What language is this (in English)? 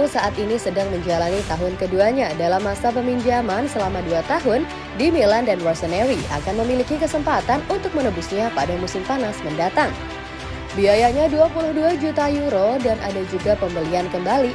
Indonesian